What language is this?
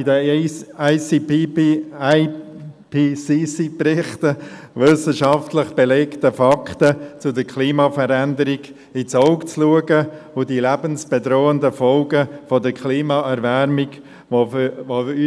Swiss German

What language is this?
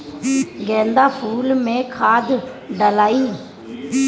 Bhojpuri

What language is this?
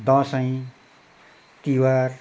Nepali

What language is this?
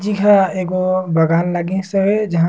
Surgujia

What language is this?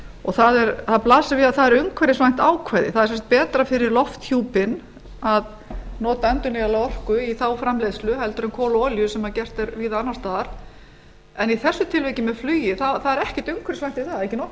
Icelandic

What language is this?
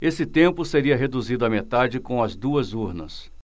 Portuguese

